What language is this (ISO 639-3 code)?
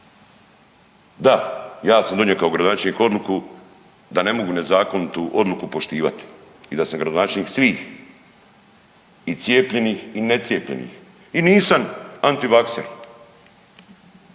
hrv